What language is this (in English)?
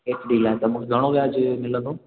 Sindhi